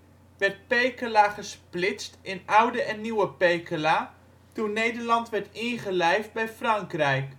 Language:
Dutch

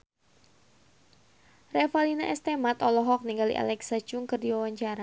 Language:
Sundanese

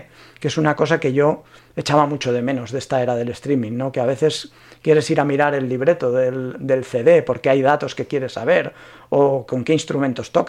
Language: Spanish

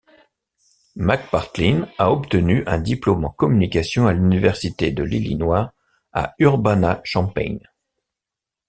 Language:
French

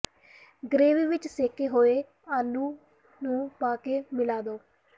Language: Punjabi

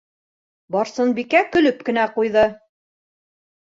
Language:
Bashkir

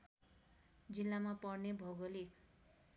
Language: Nepali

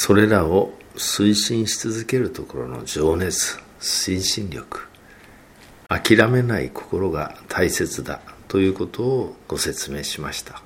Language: Japanese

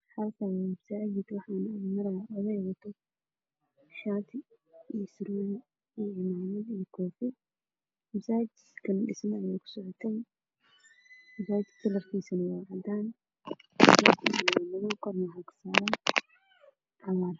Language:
Somali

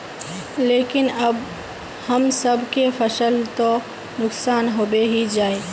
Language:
Magahi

